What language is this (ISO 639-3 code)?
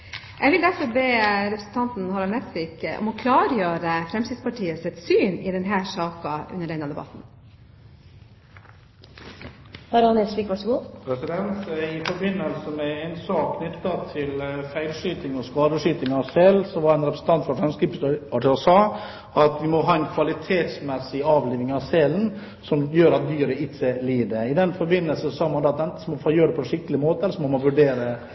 nob